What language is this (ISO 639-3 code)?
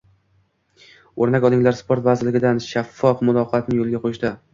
uzb